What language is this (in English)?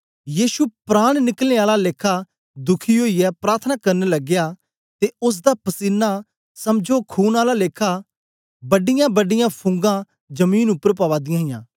Dogri